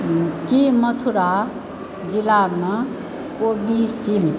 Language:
Maithili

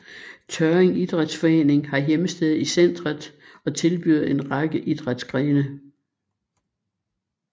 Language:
Danish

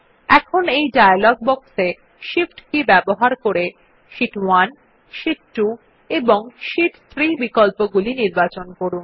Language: Bangla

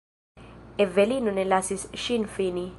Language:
Esperanto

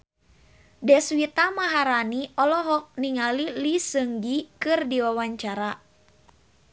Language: Sundanese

